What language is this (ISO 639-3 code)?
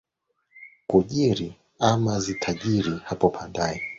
swa